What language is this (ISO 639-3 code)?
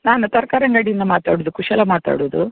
kan